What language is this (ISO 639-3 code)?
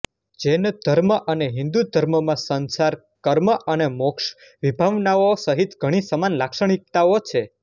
guj